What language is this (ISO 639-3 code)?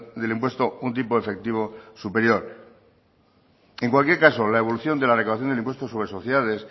spa